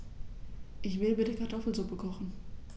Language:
German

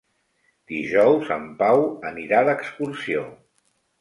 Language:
Catalan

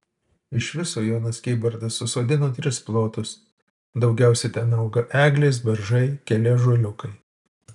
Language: Lithuanian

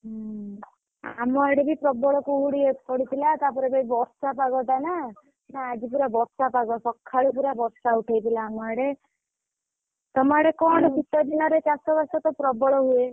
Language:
Odia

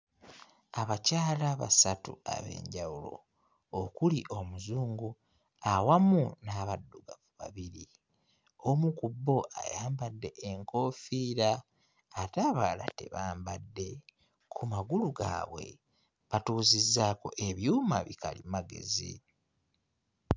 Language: Ganda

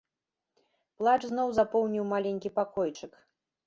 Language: Belarusian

